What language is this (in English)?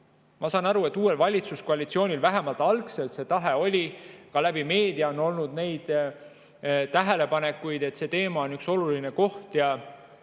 Estonian